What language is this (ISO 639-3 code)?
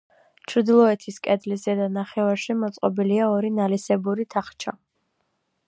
kat